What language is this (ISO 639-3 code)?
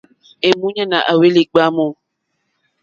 bri